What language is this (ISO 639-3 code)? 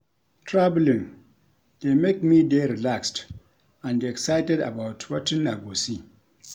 pcm